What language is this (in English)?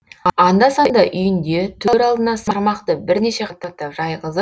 Kazakh